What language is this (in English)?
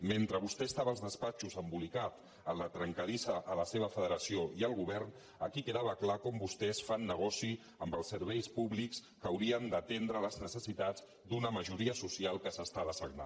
Catalan